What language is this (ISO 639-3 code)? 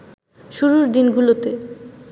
ben